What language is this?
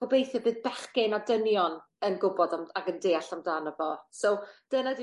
Welsh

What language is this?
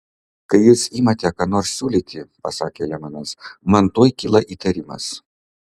Lithuanian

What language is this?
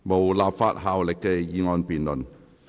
Cantonese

